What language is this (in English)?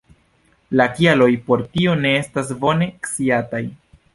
Esperanto